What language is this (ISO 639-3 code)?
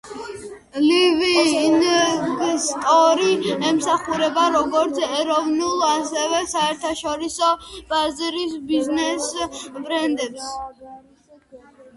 kat